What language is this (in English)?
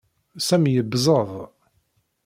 Kabyle